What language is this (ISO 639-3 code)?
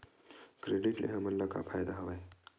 hne